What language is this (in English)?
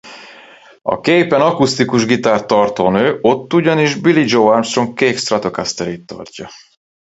Hungarian